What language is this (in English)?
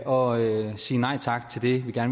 Danish